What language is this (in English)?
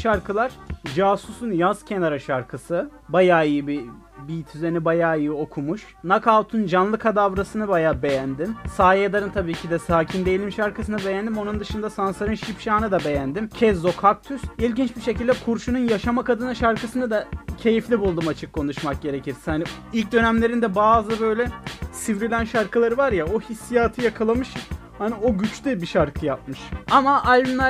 Turkish